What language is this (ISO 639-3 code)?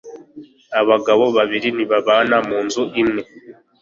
kin